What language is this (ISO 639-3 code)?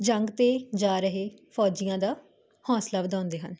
pan